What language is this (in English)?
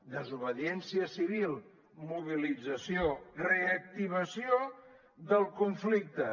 Catalan